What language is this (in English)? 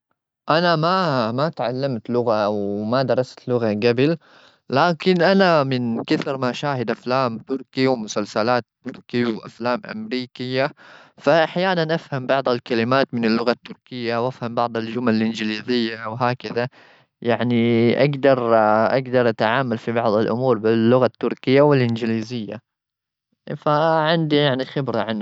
Gulf Arabic